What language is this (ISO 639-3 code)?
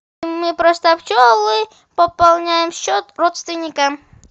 rus